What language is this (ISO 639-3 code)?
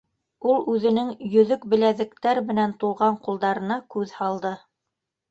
bak